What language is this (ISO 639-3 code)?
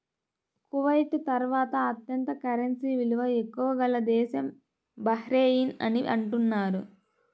tel